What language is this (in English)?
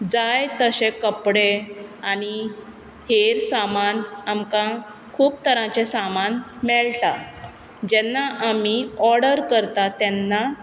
Konkani